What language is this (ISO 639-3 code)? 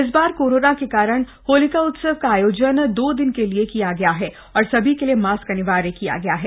hin